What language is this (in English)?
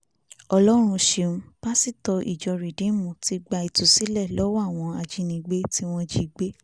Yoruba